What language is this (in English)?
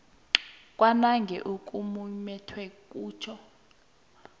South Ndebele